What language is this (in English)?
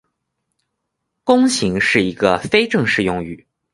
Chinese